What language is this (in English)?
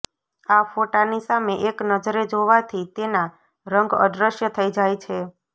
Gujarati